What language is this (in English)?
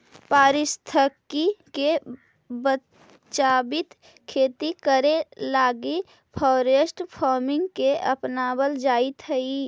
Magahi